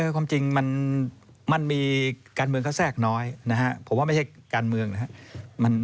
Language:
Thai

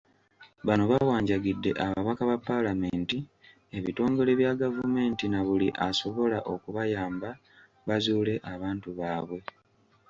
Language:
Ganda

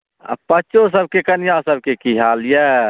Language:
Maithili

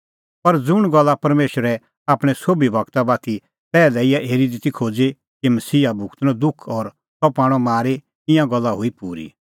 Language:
Kullu Pahari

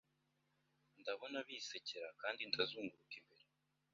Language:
Kinyarwanda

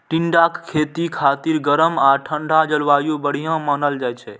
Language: Maithili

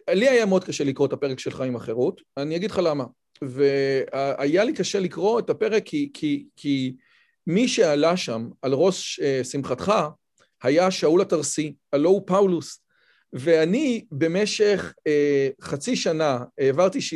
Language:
Hebrew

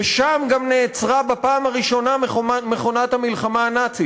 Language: Hebrew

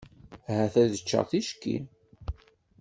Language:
Kabyle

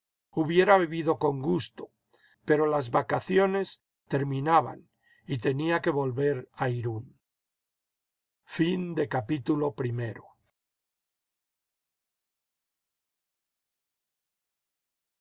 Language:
Spanish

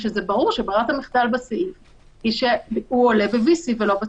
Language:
Hebrew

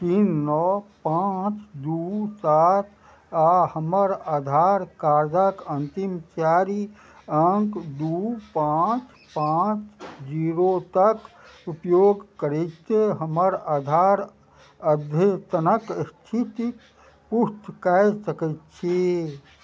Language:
Maithili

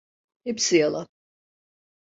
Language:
Turkish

